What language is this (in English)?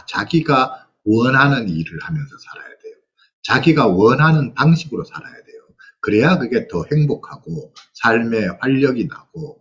Korean